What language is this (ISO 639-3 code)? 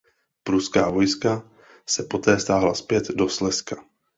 ces